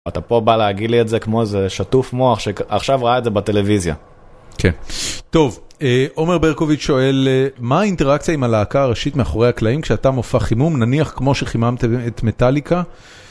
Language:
Hebrew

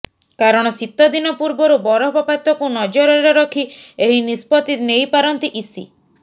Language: Odia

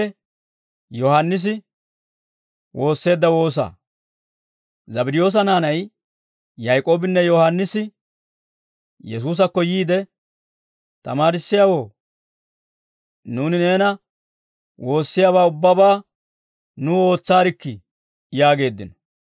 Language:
Dawro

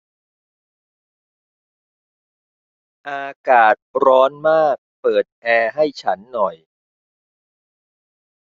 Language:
Thai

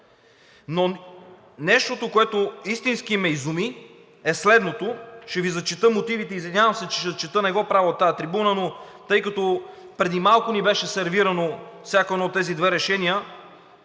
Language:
Bulgarian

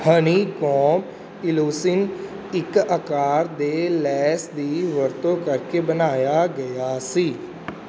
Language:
Punjabi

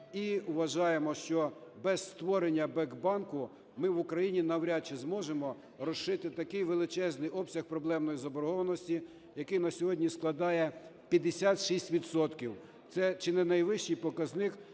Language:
Ukrainian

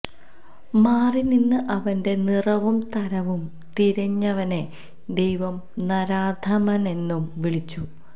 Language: Malayalam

